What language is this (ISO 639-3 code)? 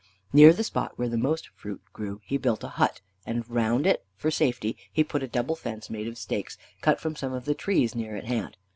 eng